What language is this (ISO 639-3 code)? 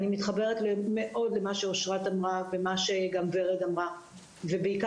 heb